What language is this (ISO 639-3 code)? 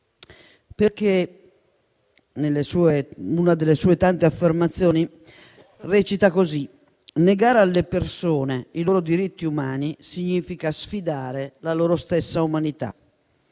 ita